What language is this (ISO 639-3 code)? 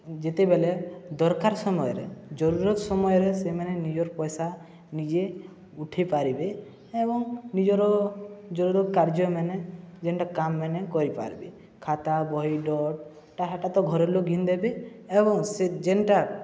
ori